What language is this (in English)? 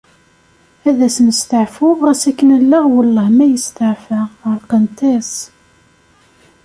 Kabyle